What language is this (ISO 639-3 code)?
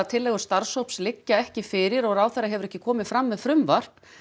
isl